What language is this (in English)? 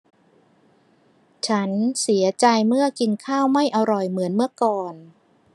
Thai